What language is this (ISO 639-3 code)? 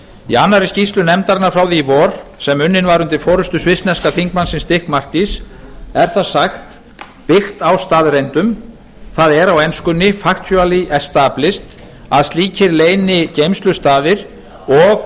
isl